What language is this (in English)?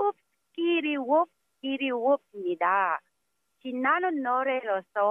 Korean